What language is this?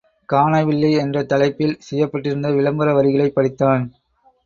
Tamil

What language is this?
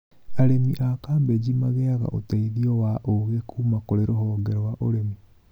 Kikuyu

